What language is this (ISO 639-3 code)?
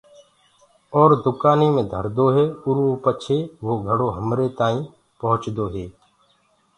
ggg